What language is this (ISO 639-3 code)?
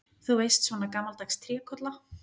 isl